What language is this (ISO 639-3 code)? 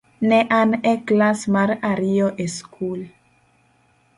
luo